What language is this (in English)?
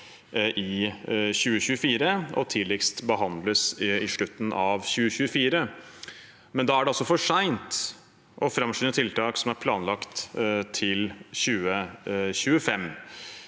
Norwegian